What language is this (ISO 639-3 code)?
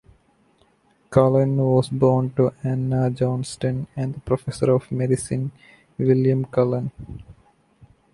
eng